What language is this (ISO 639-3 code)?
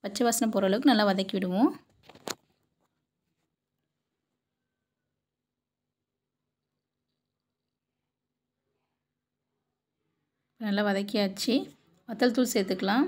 ron